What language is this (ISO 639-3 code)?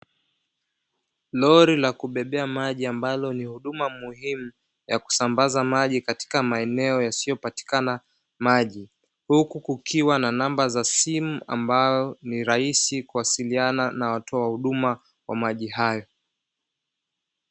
swa